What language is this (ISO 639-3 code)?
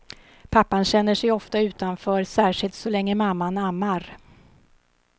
swe